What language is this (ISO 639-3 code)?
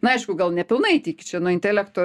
lit